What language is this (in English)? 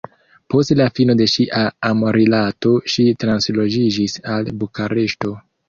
Esperanto